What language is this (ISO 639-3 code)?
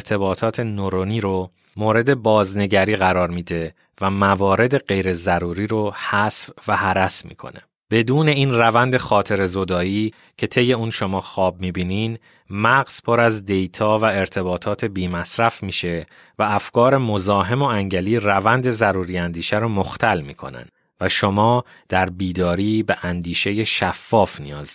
fas